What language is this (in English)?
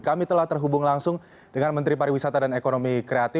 Indonesian